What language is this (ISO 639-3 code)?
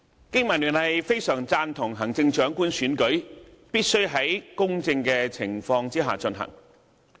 yue